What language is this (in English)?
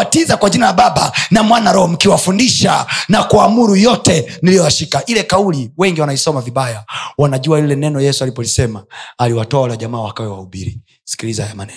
Swahili